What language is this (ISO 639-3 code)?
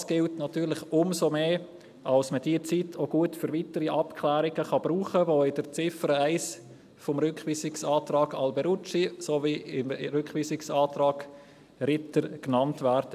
gsw